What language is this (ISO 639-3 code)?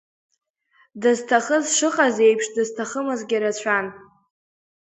abk